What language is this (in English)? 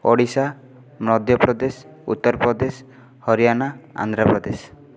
Odia